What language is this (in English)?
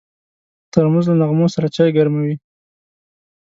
Pashto